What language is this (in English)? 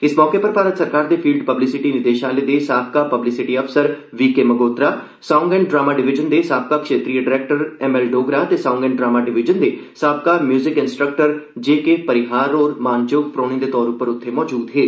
Dogri